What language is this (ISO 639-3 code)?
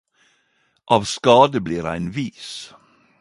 nno